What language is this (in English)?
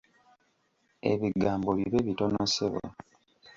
Ganda